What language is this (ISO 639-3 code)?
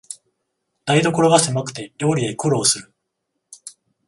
jpn